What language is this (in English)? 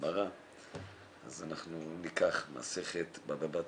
Hebrew